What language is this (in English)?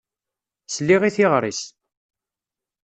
Kabyle